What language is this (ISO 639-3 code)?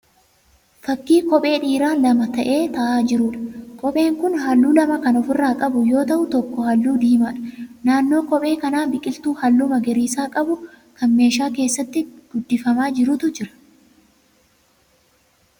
orm